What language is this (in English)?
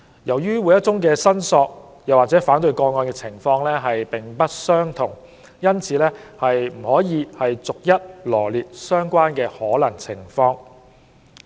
Cantonese